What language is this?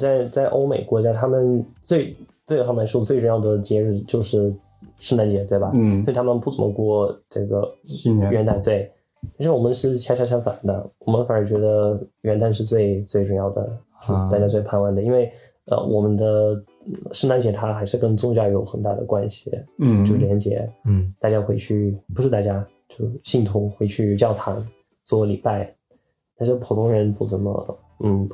Chinese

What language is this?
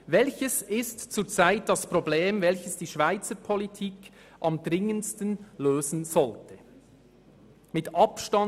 Swiss German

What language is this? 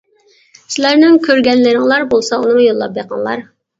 Uyghur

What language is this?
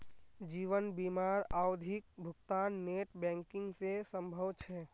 Magahi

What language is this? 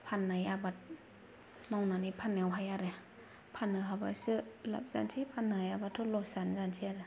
Bodo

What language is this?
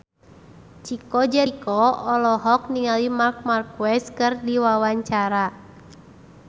Sundanese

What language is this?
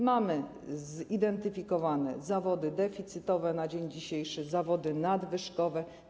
Polish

